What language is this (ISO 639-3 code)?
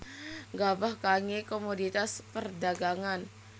jav